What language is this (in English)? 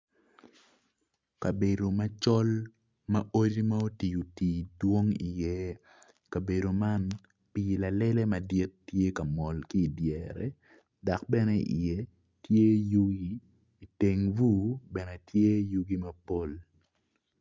Acoli